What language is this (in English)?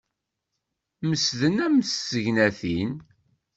Kabyle